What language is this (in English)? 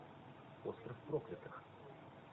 Russian